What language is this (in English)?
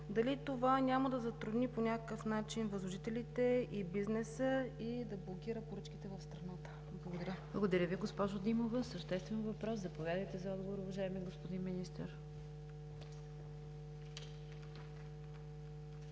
Bulgarian